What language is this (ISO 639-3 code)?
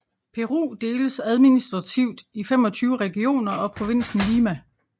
dan